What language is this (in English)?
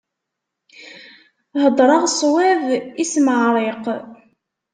Kabyle